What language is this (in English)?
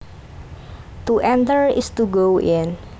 Javanese